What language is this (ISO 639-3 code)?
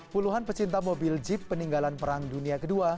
ind